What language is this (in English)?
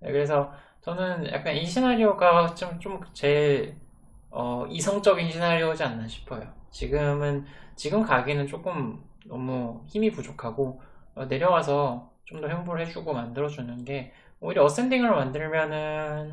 Korean